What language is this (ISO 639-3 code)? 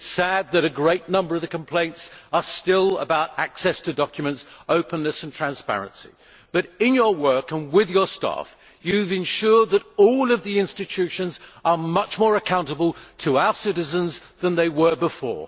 eng